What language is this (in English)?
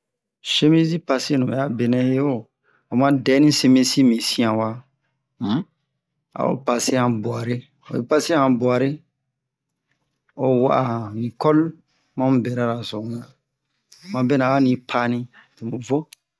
Bomu